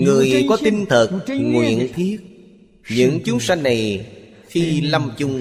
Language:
Vietnamese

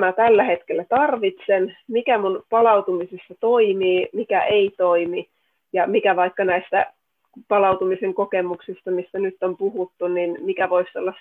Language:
Finnish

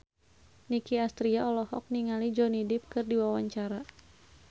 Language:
Sundanese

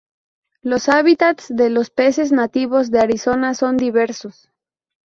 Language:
Spanish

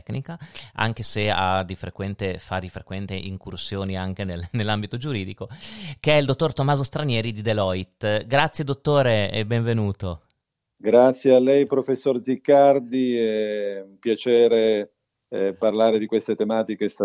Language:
Italian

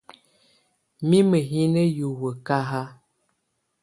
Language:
Tunen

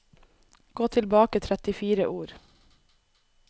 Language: Norwegian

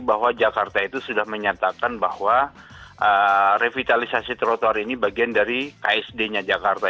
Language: Indonesian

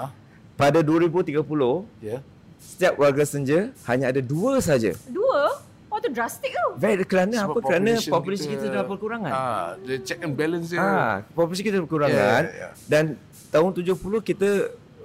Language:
Malay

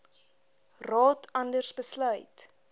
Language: Afrikaans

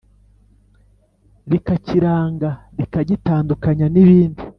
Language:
Kinyarwanda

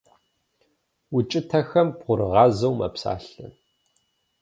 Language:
Kabardian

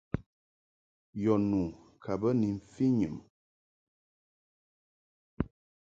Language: Mungaka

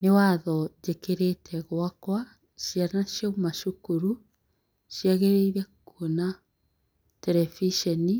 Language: Kikuyu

